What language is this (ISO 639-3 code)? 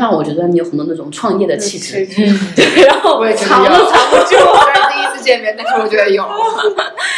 zho